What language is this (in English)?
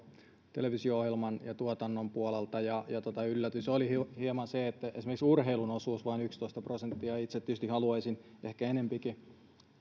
Finnish